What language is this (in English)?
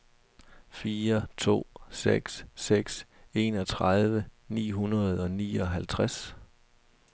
Danish